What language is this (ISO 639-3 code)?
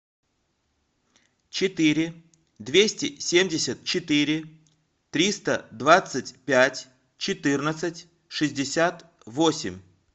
rus